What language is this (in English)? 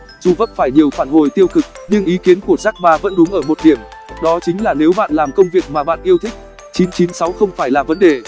Vietnamese